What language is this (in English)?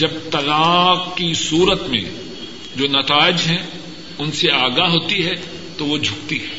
Urdu